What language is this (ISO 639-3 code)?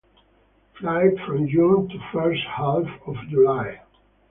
eng